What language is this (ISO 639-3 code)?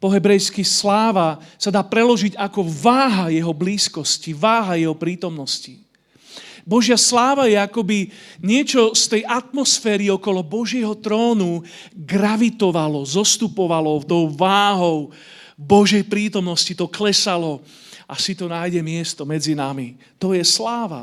slk